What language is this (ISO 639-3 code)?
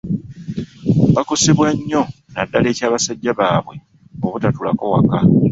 lug